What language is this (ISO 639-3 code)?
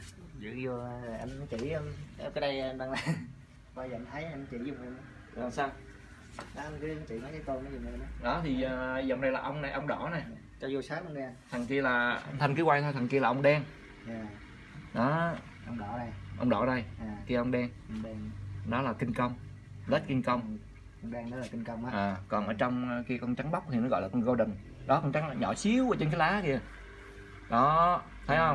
vie